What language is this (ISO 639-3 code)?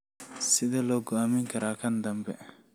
som